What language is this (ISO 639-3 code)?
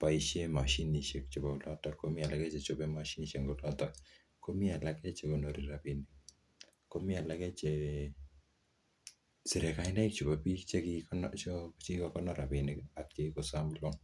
kln